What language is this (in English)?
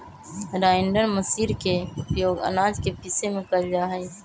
Magahi